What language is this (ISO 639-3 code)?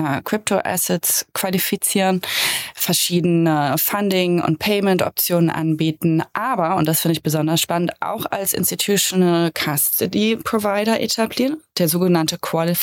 deu